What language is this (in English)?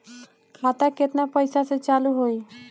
Bhojpuri